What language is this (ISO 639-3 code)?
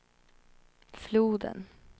swe